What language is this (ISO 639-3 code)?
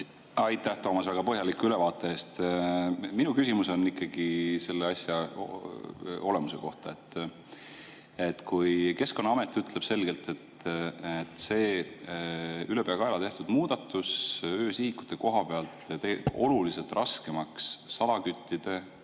est